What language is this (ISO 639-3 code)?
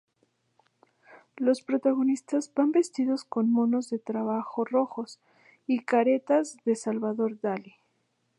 spa